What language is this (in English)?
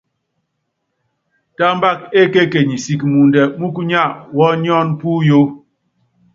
Yangben